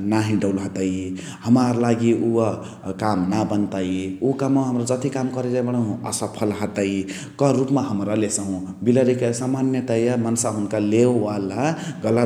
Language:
Chitwania Tharu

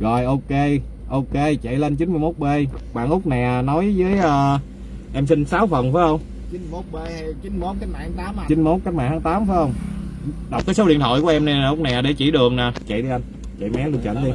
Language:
Vietnamese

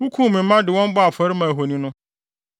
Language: Akan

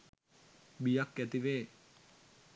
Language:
Sinhala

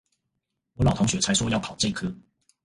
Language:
Chinese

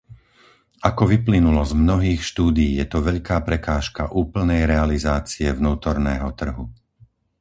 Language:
Slovak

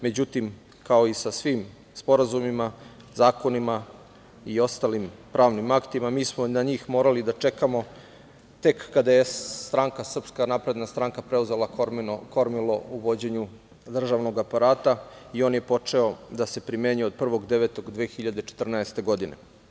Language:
Serbian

